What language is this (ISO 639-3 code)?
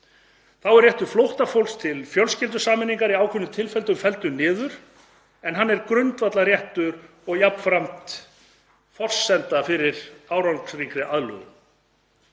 isl